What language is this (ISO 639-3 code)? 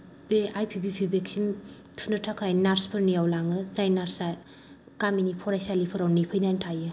brx